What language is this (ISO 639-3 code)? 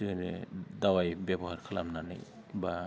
brx